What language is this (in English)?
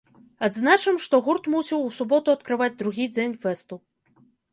Belarusian